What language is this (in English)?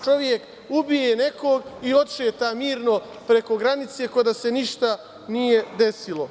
Serbian